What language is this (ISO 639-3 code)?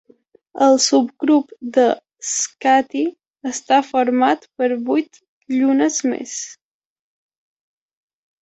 cat